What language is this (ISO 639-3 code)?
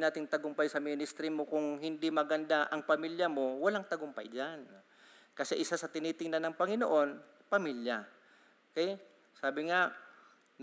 fil